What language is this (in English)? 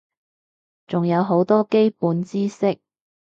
Cantonese